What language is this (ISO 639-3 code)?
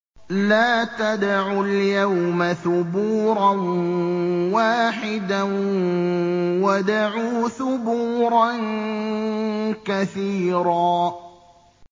ara